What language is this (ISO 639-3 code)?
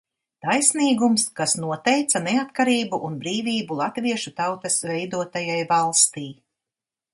lav